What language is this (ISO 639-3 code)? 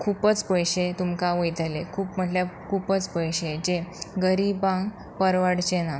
kok